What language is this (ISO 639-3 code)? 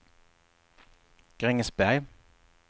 swe